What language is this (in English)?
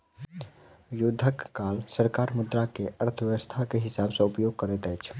Maithili